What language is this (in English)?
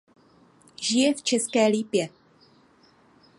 Czech